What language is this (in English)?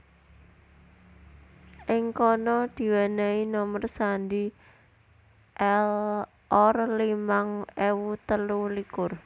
Javanese